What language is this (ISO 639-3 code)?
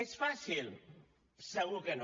cat